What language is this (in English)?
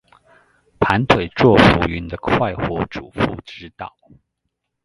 Chinese